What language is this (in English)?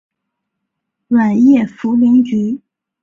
Chinese